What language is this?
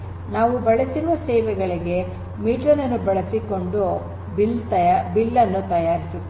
Kannada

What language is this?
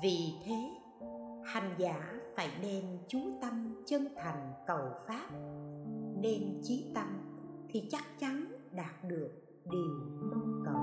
Vietnamese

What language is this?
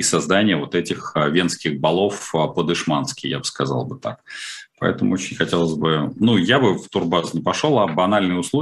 Russian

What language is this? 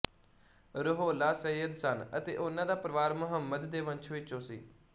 Punjabi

